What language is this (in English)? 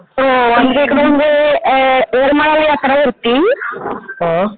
Marathi